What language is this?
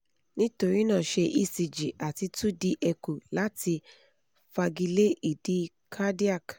Yoruba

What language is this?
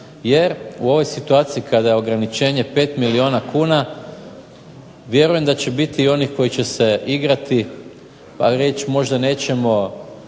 Croatian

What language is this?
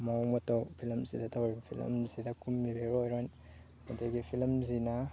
Manipuri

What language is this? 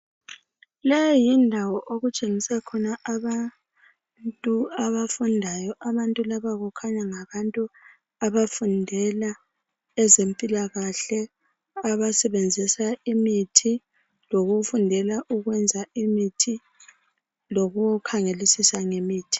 North Ndebele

